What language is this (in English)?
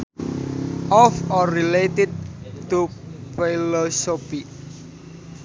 Sundanese